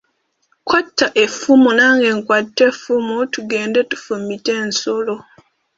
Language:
Ganda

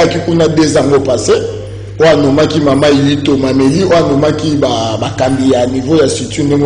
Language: French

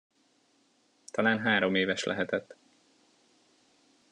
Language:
Hungarian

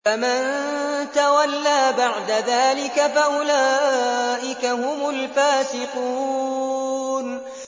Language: Arabic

